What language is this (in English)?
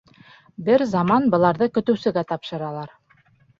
Bashkir